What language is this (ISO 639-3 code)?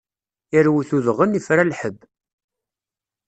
kab